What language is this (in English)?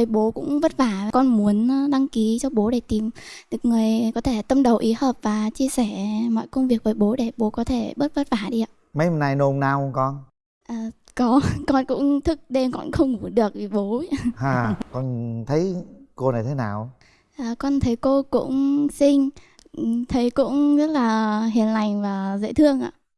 Vietnamese